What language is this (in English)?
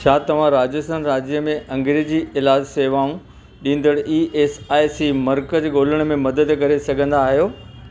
Sindhi